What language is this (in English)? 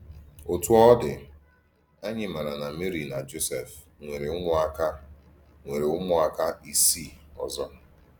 Igbo